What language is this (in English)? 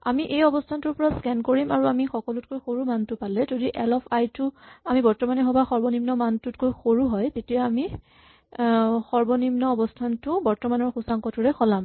Assamese